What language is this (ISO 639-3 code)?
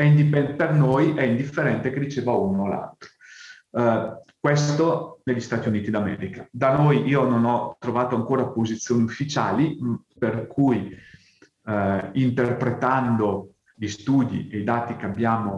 ita